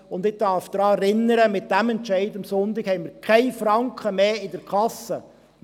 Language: Swiss German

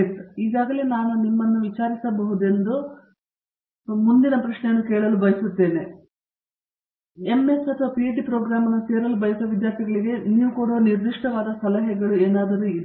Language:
Kannada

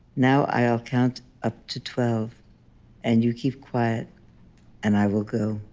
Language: English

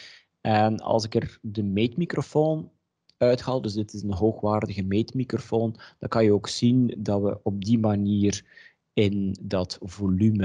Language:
Dutch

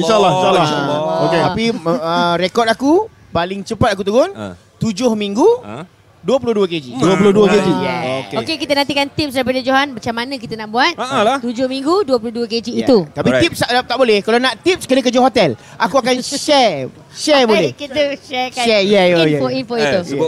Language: Malay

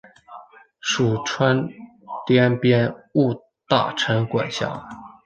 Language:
Chinese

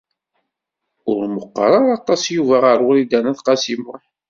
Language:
Kabyle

